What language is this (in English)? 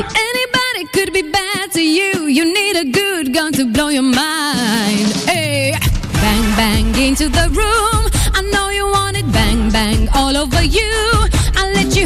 Romanian